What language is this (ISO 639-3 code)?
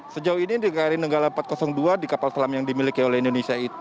ind